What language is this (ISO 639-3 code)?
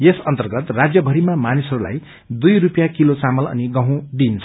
nep